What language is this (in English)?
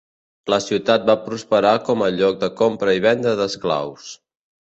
Catalan